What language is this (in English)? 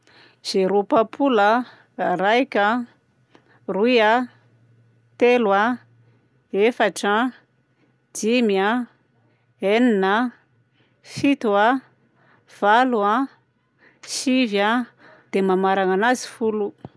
Southern Betsimisaraka Malagasy